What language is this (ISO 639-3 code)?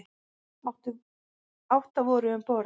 isl